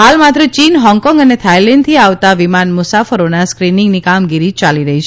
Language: Gujarati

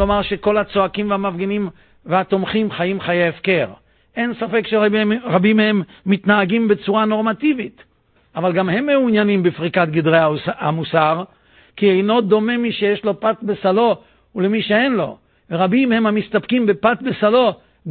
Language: Hebrew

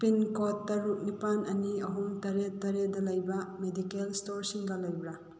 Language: Manipuri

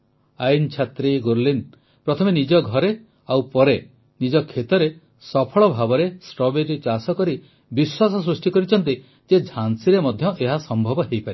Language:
Odia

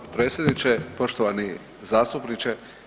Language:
Croatian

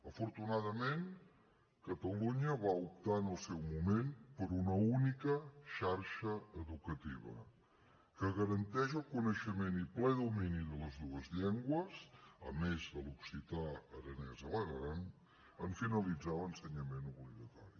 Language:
Catalan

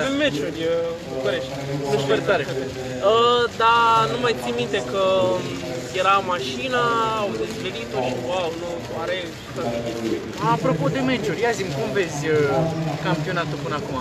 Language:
Romanian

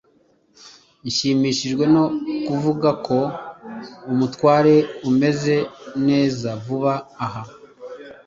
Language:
Kinyarwanda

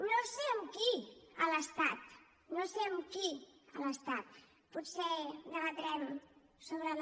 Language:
Catalan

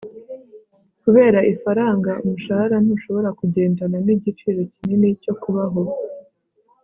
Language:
Kinyarwanda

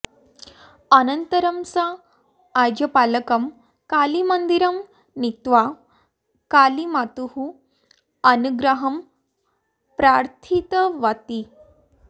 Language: Sanskrit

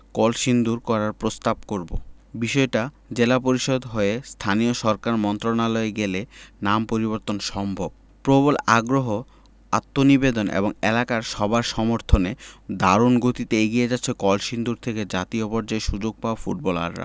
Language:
Bangla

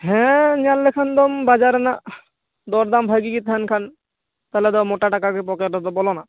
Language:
Santali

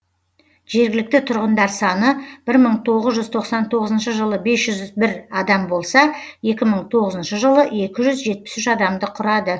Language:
Kazakh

